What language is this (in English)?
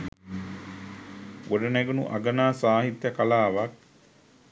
Sinhala